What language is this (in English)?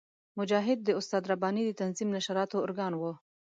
Pashto